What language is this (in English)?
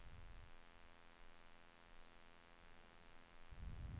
Swedish